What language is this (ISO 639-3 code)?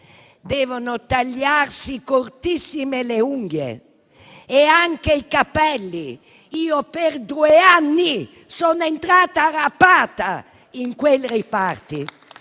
ita